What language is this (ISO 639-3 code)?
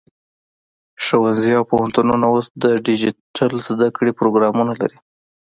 pus